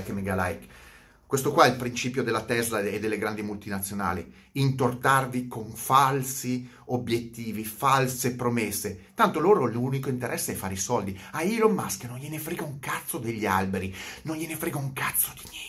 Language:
Italian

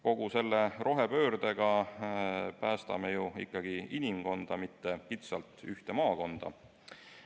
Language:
Estonian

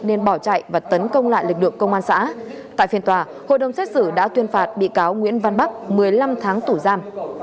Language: Vietnamese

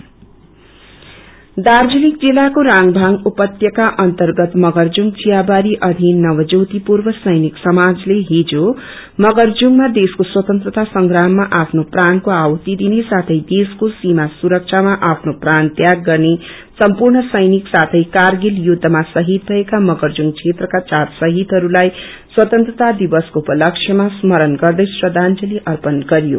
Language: Nepali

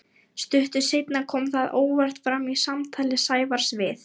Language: Icelandic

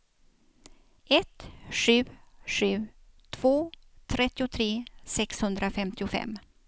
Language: Swedish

